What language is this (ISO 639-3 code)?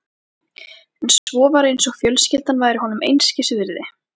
isl